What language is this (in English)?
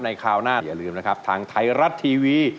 Thai